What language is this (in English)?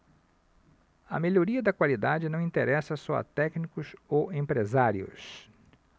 Portuguese